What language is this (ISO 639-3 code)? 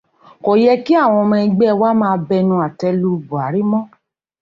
yor